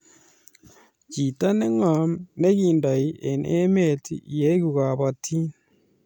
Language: Kalenjin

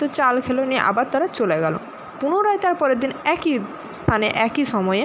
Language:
Bangla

